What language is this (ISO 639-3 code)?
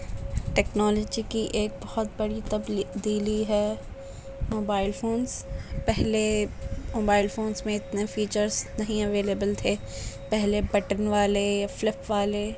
urd